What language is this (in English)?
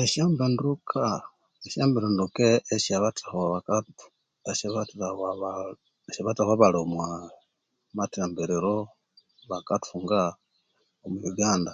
Konzo